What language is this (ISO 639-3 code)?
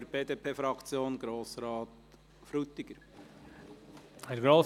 gsw